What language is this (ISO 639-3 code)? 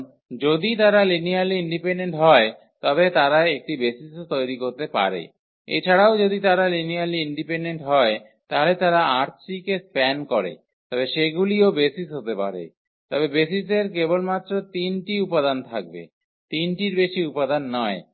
ben